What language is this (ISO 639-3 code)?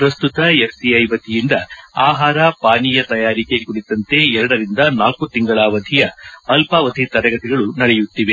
kan